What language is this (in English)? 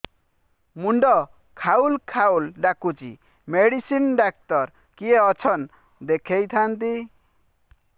Odia